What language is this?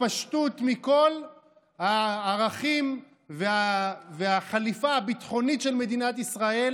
Hebrew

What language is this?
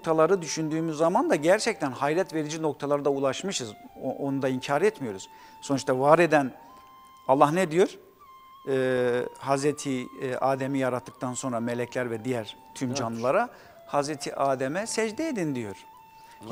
Turkish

